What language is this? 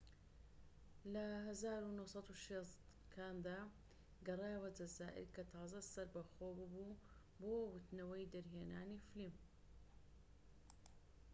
Central Kurdish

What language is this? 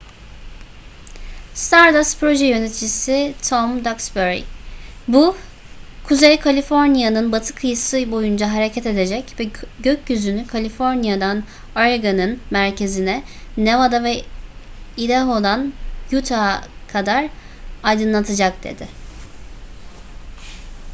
Turkish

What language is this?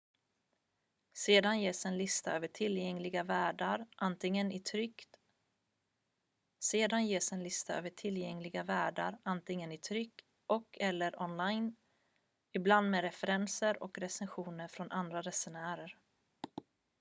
Swedish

